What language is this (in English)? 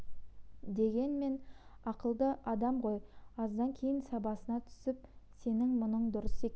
Kazakh